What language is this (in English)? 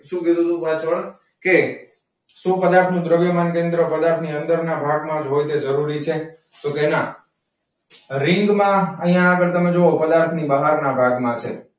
Gujarati